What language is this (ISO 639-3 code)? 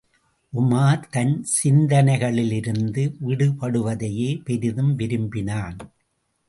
tam